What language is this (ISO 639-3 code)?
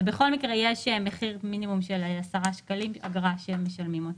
heb